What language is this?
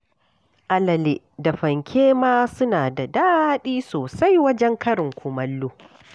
Hausa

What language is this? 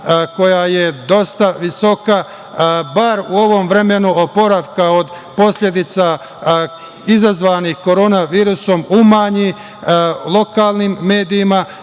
Serbian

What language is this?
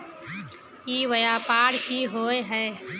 Magahi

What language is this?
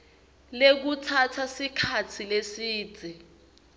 Swati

